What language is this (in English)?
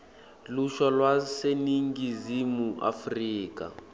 Swati